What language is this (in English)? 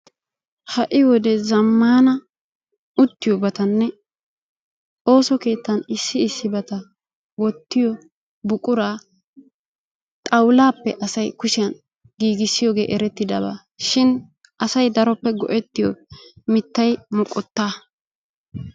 Wolaytta